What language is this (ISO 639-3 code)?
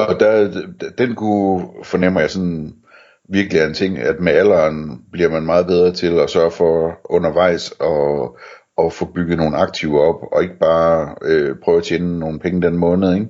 dan